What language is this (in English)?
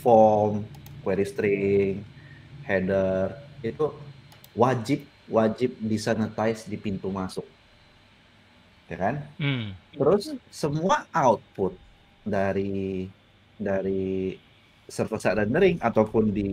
Indonesian